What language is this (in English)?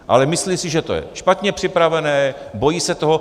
Czech